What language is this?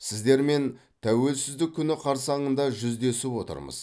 Kazakh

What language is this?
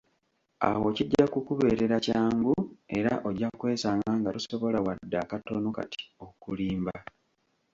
Ganda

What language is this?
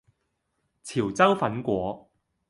Cantonese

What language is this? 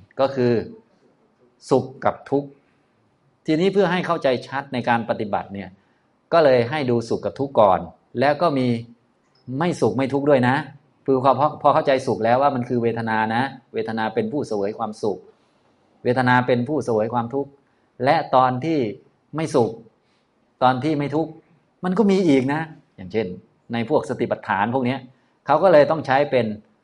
Thai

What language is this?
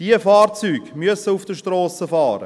Swiss German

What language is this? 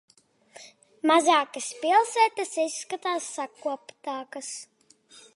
Latvian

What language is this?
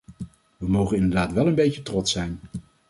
Dutch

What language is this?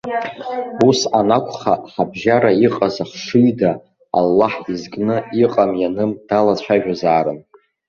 Abkhazian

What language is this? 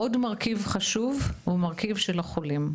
Hebrew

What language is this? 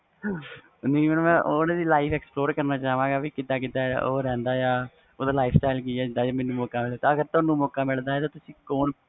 Punjabi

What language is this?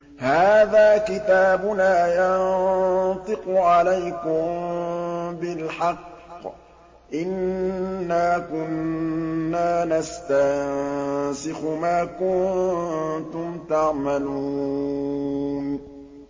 Arabic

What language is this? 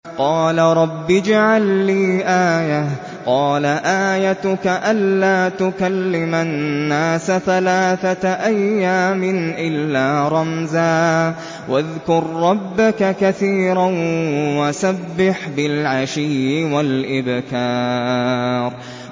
Arabic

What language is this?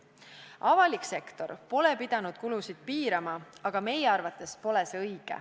Estonian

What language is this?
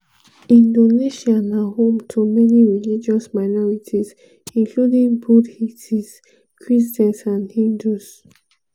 Nigerian Pidgin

